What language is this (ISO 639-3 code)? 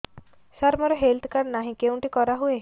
ori